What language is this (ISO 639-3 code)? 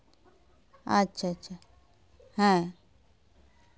sat